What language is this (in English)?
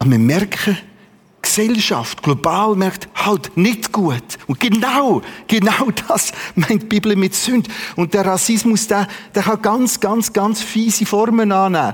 German